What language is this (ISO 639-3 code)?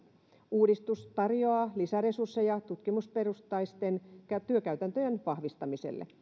fin